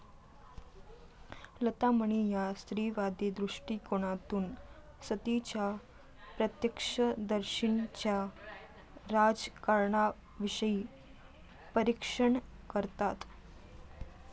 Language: Marathi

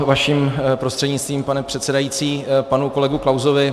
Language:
Czech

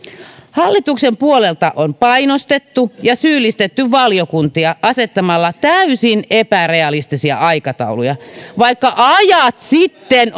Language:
Finnish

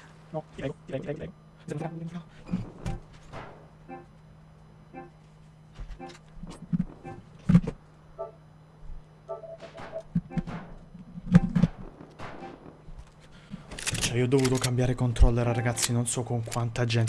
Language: Italian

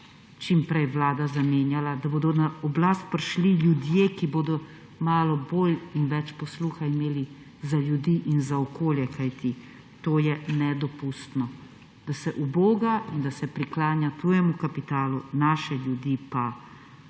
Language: Slovenian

